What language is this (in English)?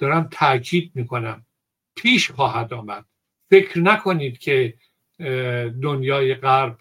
Persian